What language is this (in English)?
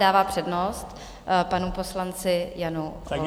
Czech